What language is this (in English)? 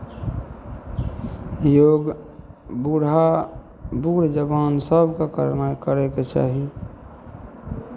Maithili